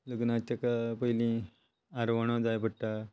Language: Konkani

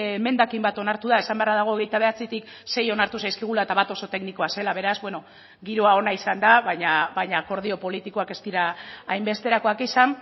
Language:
Basque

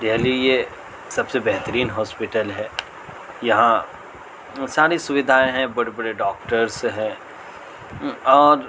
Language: Urdu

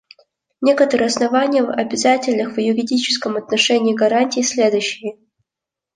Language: Russian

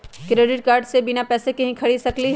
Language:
Magahi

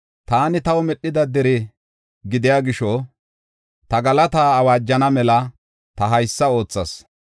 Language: Gofa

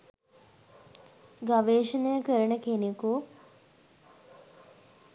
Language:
Sinhala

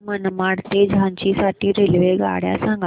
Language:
Marathi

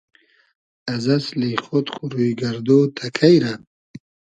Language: Hazaragi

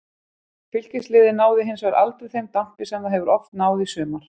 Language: Icelandic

